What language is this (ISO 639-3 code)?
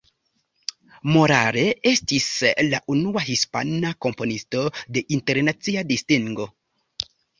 epo